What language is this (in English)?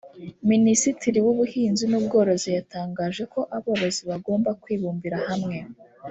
Kinyarwanda